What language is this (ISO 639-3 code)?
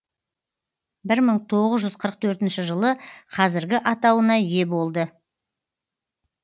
kaz